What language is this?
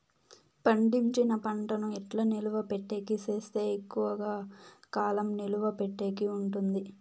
Telugu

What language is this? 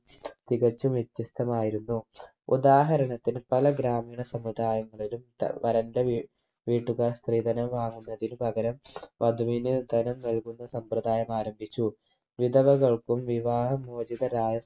Malayalam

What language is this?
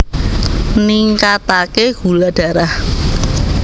Javanese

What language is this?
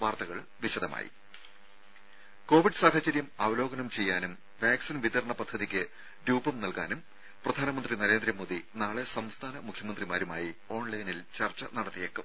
Malayalam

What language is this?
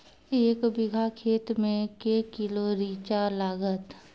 Maithili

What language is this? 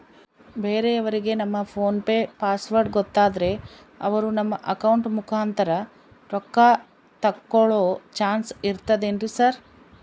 Kannada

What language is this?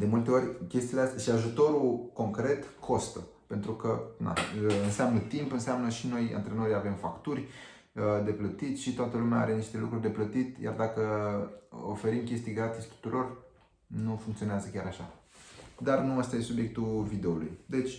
Romanian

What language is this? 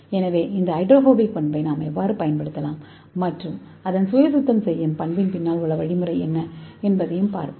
Tamil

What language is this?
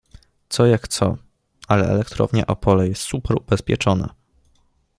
Polish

